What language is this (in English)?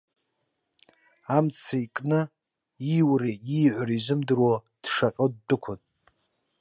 Abkhazian